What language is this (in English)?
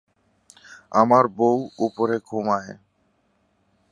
Bangla